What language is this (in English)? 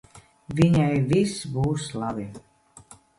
Latvian